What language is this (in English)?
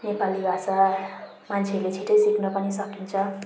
Nepali